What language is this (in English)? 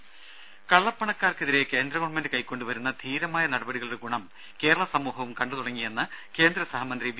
Malayalam